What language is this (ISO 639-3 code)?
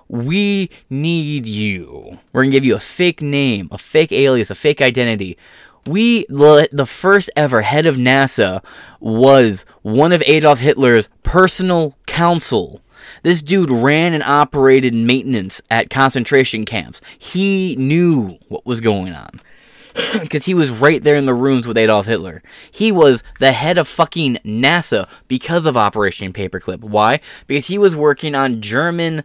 eng